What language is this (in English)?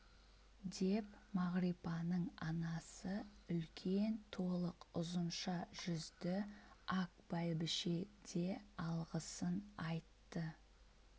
Kazakh